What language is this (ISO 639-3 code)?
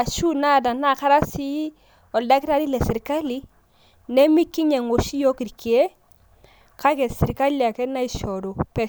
mas